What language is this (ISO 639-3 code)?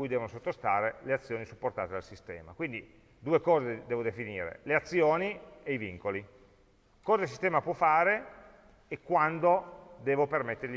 ita